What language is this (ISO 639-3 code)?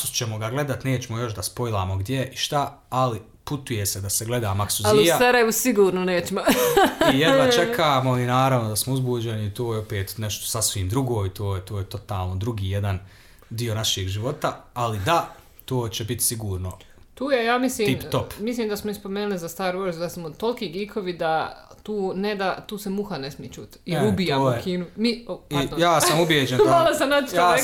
hrv